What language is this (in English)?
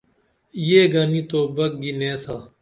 Dameli